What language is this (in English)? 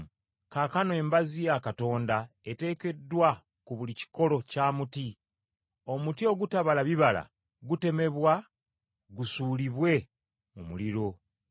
Ganda